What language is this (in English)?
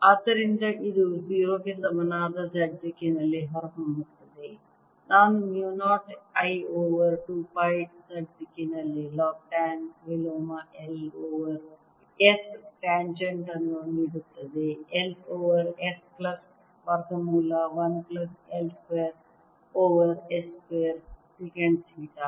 Kannada